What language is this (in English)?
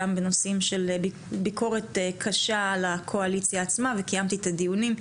Hebrew